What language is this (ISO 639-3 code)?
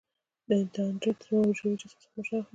pus